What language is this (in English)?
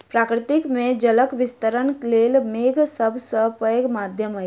Maithili